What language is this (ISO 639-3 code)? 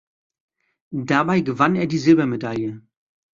deu